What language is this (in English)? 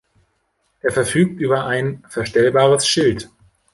German